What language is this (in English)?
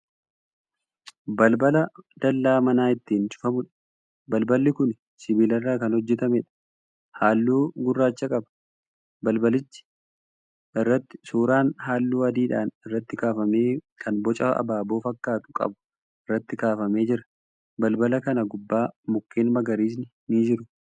Oromo